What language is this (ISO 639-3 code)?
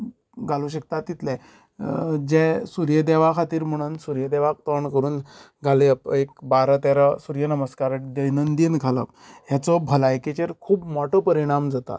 kok